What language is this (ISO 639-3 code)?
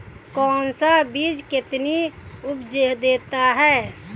hin